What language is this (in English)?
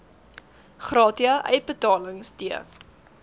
Afrikaans